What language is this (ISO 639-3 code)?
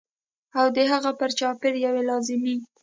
pus